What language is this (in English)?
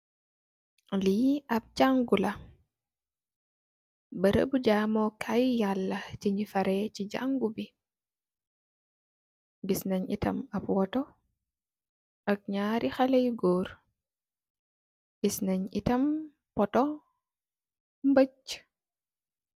Wolof